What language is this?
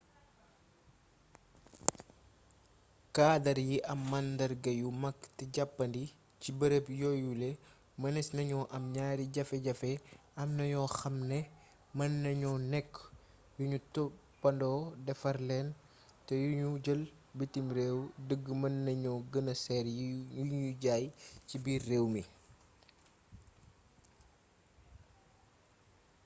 Wolof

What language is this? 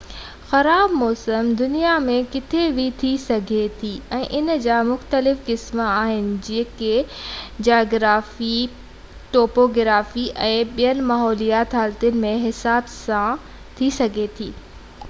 Sindhi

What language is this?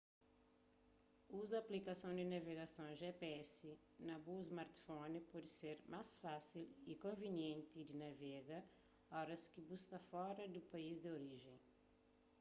Kabuverdianu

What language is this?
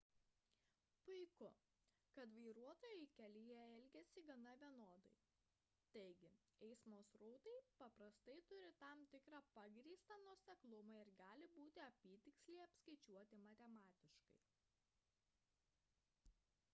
Lithuanian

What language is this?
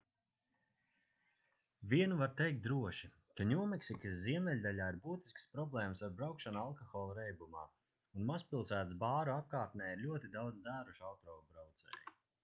Latvian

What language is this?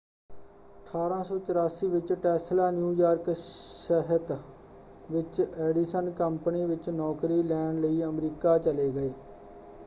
Punjabi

